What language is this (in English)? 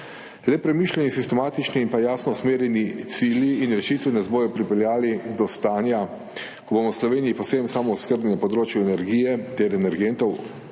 Slovenian